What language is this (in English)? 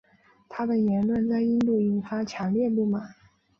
Chinese